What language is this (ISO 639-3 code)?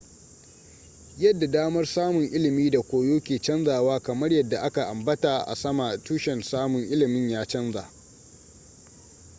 hau